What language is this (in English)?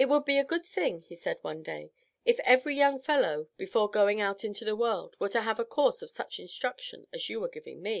English